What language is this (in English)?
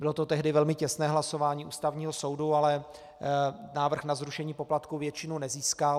Czech